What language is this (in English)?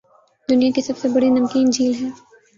Urdu